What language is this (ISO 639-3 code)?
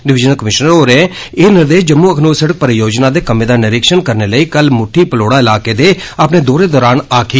doi